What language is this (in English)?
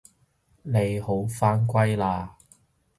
Cantonese